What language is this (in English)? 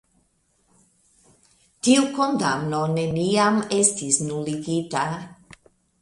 Esperanto